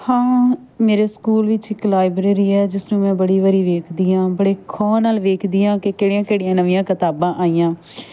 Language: Punjabi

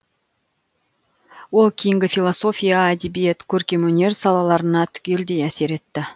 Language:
Kazakh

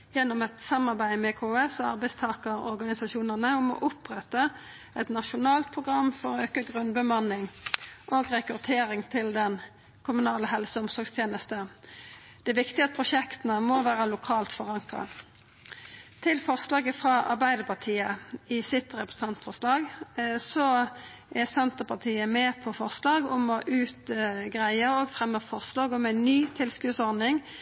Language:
Norwegian Nynorsk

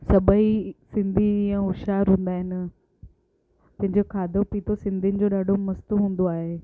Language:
Sindhi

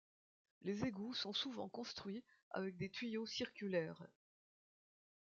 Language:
French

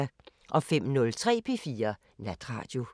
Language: Danish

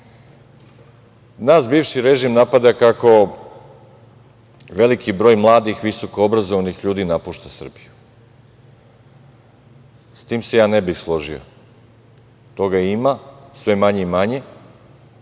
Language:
Serbian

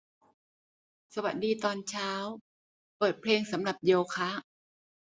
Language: Thai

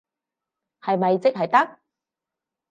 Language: Cantonese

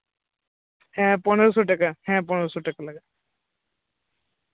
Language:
Santali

